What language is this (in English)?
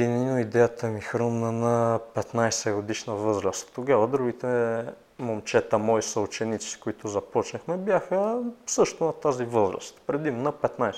Bulgarian